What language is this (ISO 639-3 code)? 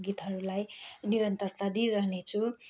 nep